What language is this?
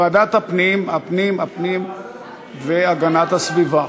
Hebrew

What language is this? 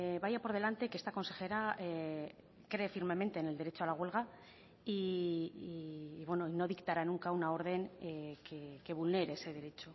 Spanish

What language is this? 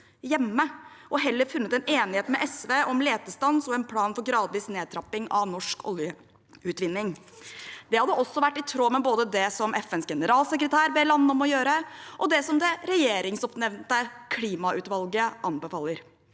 Norwegian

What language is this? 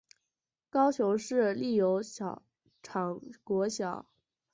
Chinese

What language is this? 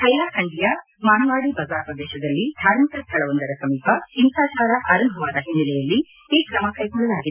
Kannada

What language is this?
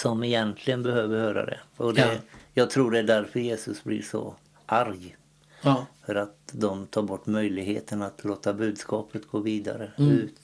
Swedish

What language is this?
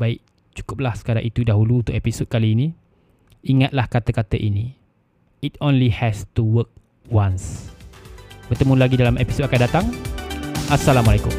Malay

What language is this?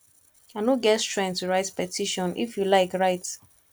Nigerian Pidgin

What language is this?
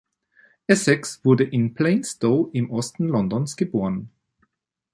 German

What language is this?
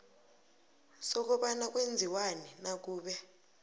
South Ndebele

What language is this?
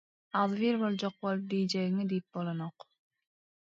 Turkmen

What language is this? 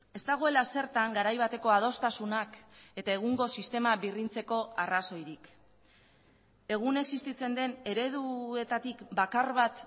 Basque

